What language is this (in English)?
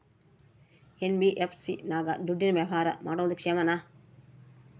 Kannada